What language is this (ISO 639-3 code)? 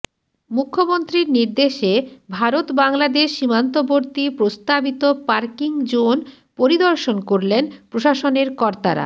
ben